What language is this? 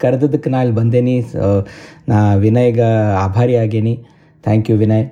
Kannada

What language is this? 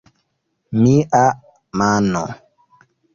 Esperanto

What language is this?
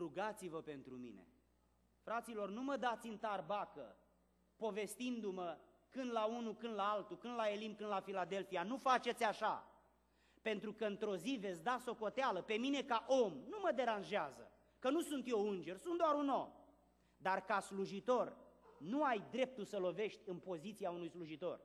Romanian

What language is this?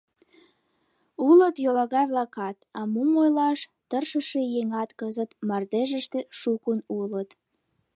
Mari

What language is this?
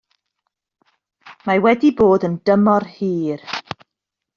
Welsh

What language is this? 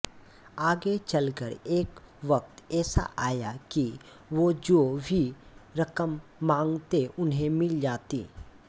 Hindi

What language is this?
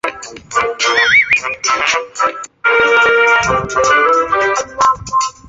Chinese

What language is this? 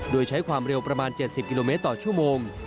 Thai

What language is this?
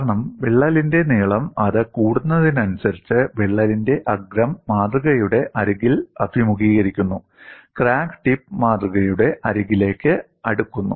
Malayalam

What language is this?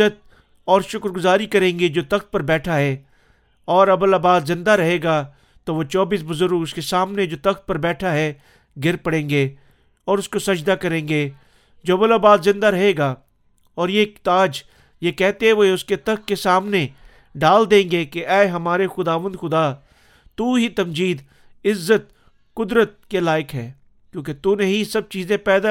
Urdu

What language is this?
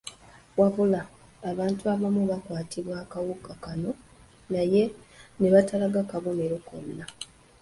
Ganda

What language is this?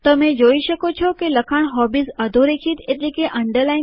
Gujarati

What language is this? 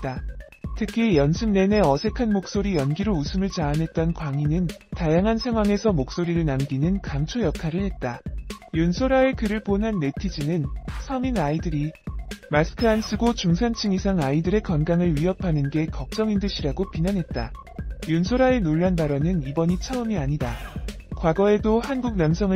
Korean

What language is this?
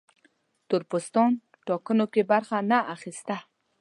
Pashto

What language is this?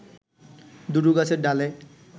Bangla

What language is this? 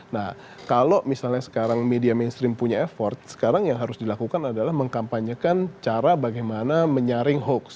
Indonesian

